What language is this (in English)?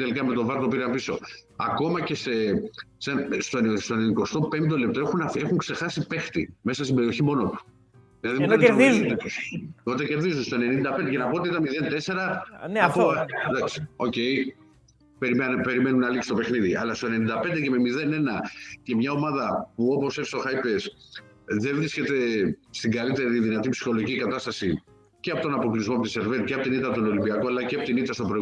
Greek